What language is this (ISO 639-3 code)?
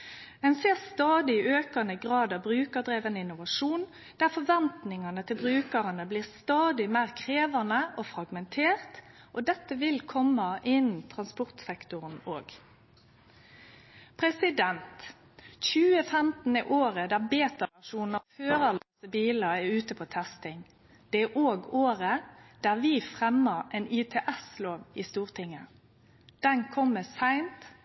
nno